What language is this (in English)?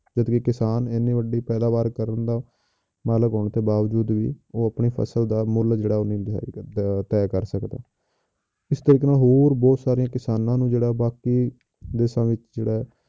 Punjabi